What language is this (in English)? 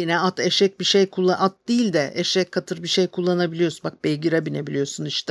Turkish